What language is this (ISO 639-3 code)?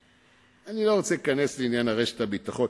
heb